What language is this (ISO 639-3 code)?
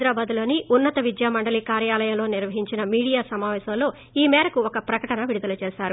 tel